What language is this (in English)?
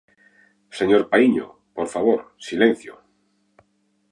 Galician